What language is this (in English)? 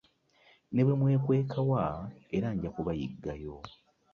Ganda